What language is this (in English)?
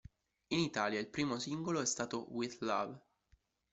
Italian